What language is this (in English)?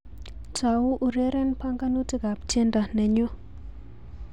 Kalenjin